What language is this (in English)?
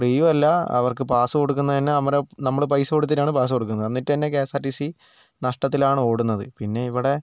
Malayalam